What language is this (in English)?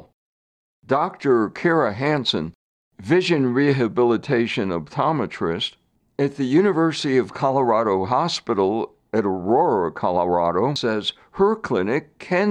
English